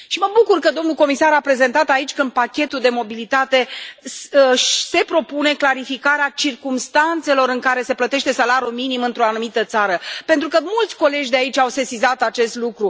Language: Romanian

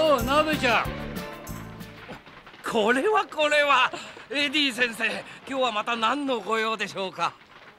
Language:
Japanese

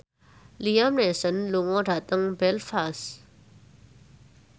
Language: Javanese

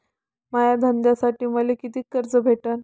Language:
Marathi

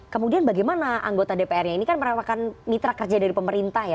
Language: Indonesian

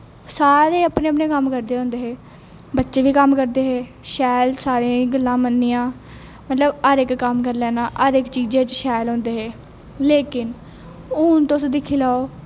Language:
Dogri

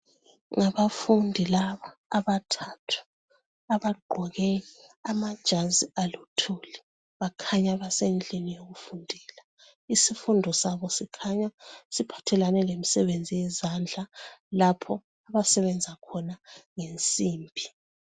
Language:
North Ndebele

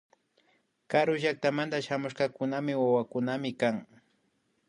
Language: Imbabura Highland Quichua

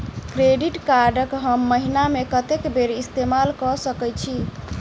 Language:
Maithili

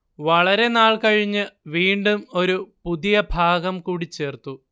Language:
Malayalam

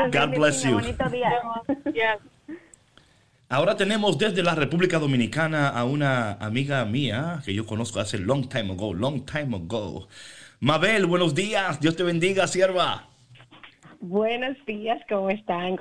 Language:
Spanish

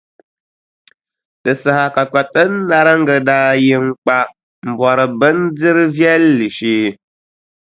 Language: Dagbani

